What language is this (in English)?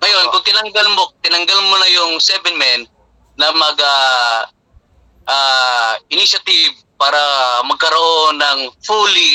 Filipino